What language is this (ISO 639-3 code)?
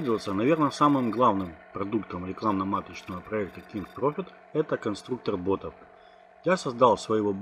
rus